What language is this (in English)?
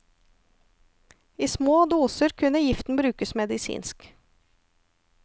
Norwegian